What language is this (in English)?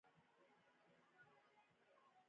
Pashto